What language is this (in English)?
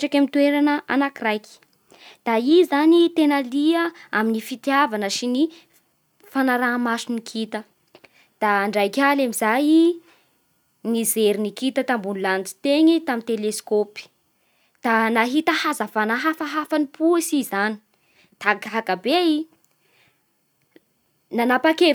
Bara Malagasy